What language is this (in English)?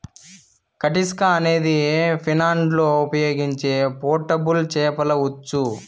Telugu